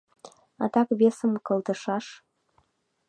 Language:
Mari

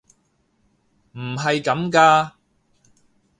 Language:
Cantonese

